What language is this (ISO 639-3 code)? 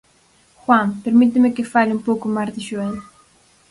glg